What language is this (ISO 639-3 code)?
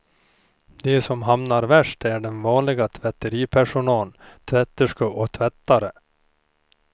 swe